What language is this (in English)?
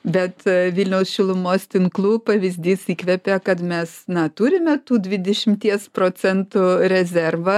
Lithuanian